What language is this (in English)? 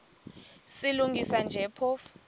Xhosa